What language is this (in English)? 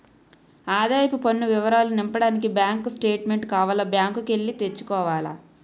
Telugu